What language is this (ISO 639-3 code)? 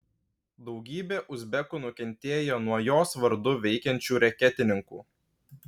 lit